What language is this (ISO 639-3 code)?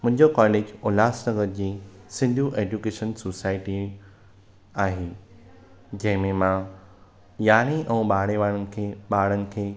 snd